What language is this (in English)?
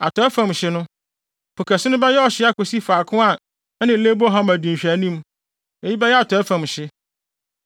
Akan